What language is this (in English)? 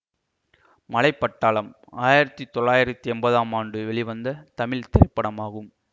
Tamil